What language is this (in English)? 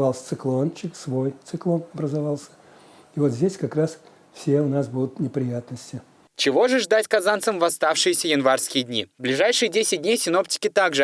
Russian